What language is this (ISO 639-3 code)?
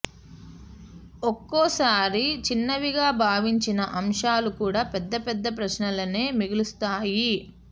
tel